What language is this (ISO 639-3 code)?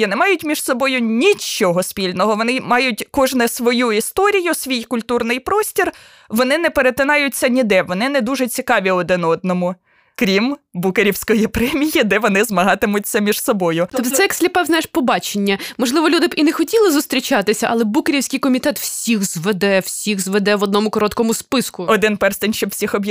ukr